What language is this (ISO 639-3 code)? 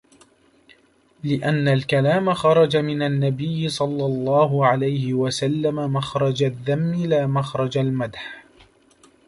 ara